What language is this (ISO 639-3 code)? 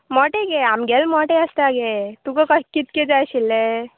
kok